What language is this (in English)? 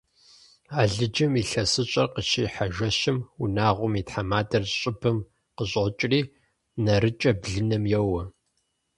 Kabardian